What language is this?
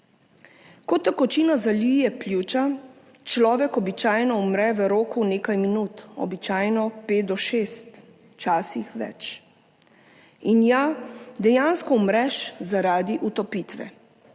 Slovenian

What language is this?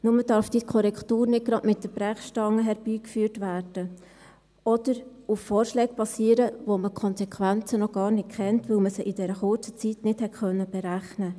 Swiss German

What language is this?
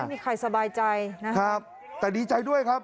Thai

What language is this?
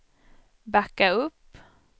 Swedish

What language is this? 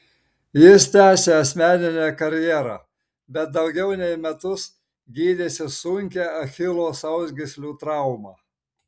Lithuanian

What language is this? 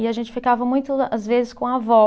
Portuguese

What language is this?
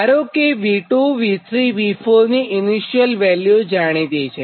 Gujarati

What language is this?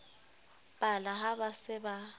Southern Sotho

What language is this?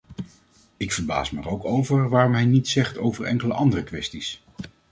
Dutch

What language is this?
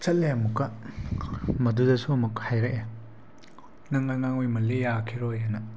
Manipuri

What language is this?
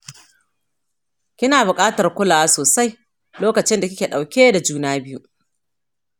Hausa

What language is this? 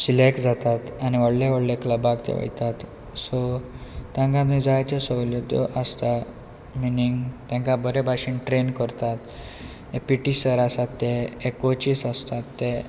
Konkani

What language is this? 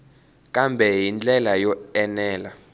Tsonga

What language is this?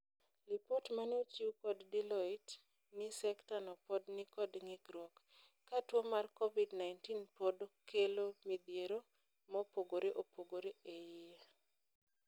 Luo (Kenya and Tanzania)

